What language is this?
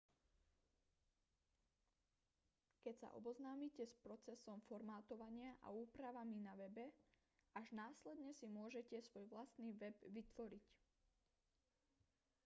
Slovak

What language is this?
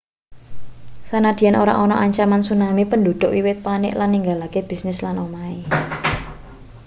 Javanese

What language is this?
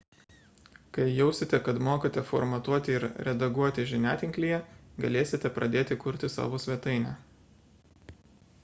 Lithuanian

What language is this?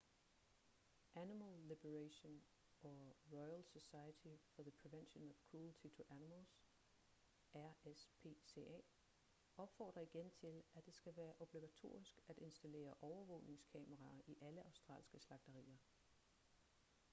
Danish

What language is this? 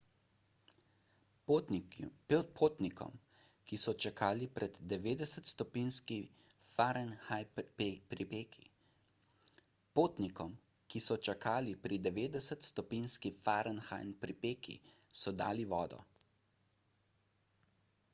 Slovenian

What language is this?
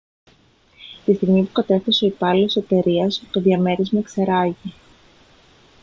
Greek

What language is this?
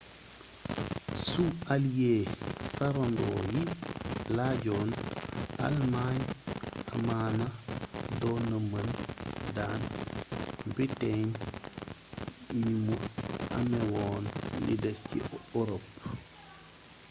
Wolof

